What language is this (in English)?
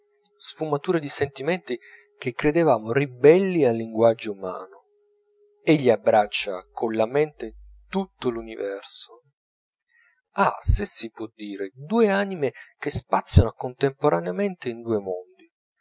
Italian